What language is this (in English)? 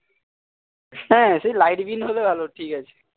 Bangla